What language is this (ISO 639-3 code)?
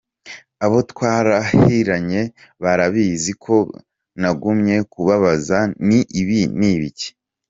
kin